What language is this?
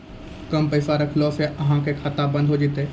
Maithili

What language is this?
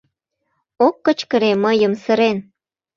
Mari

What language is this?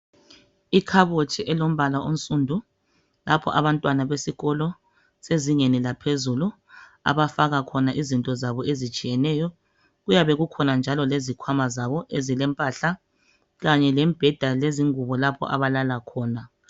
North Ndebele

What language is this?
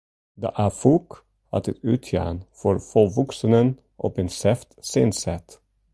Western Frisian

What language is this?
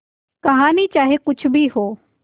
Hindi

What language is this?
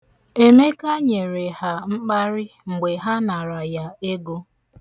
Igbo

